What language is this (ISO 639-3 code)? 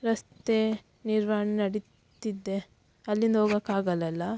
kan